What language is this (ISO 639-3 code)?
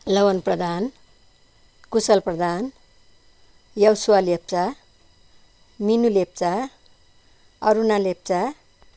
nep